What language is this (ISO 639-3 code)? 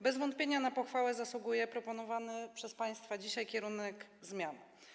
pol